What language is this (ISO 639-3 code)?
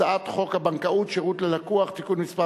heb